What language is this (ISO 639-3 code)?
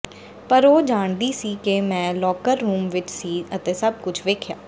pan